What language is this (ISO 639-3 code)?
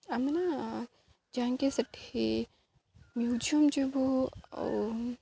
ori